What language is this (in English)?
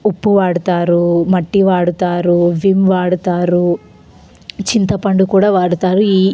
Telugu